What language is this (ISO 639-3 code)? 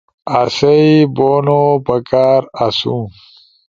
ush